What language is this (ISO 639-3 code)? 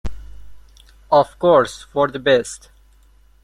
eng